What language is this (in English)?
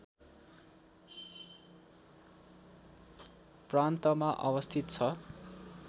Nepali